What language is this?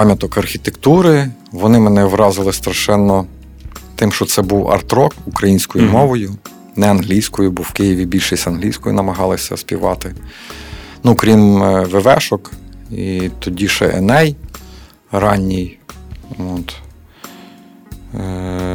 Ukrainian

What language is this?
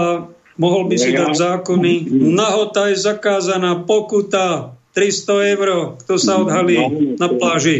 Slovak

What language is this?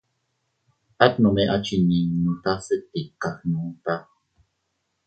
Teutila Cuicatec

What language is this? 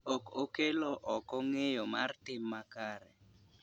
Luo (Kenya and Tanzania)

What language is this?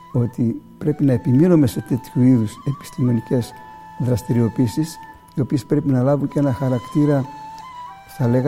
Greek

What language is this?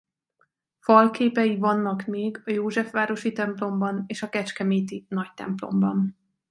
Hungarian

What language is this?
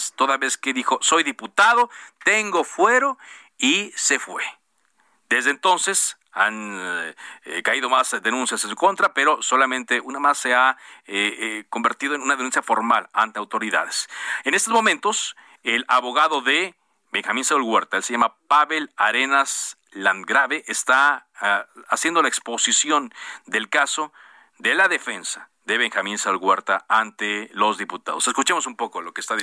Spanish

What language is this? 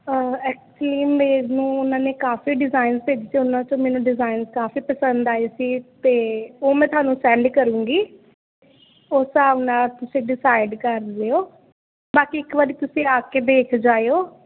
Punjabi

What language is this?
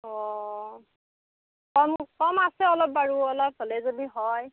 Assamese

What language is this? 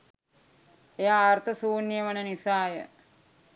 Sinhala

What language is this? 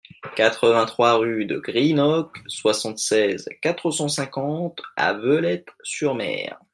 French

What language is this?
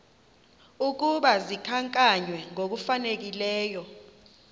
Xhosa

